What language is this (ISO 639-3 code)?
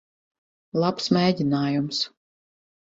lav